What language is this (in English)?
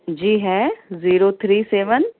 Urdu